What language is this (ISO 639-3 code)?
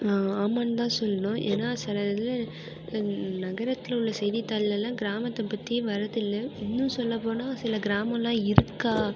tam